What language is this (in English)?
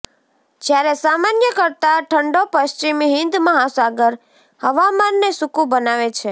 Gujarati